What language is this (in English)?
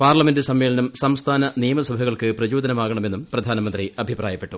Malayalam